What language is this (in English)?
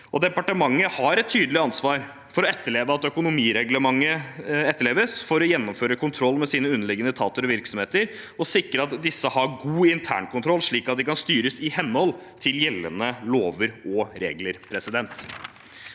Norwegian